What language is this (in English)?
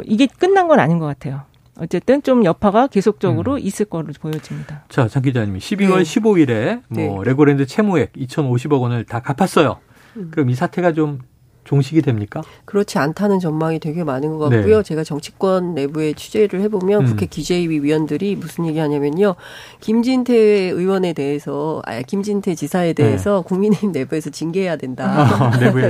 Korean